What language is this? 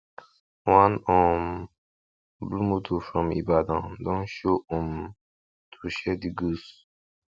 Nigerian Pidgin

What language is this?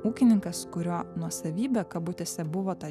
Lithuanian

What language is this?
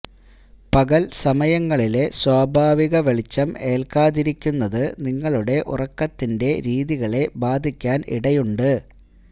Malayalam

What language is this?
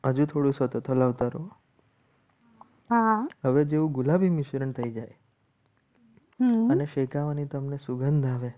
Gujarati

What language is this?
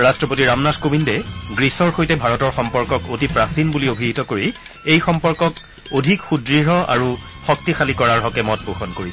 Assamese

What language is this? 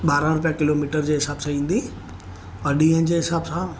Sindhi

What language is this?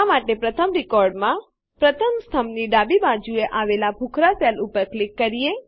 Gujarati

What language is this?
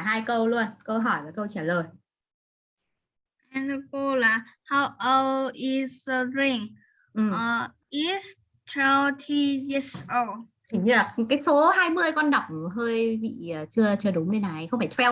Vietnamese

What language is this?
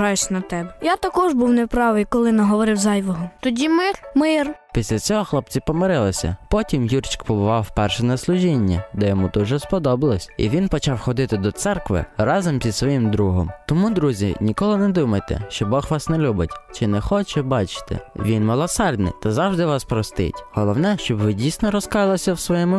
Ukrainian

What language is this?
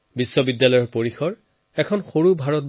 Assamese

